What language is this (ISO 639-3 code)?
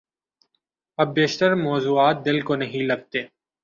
urd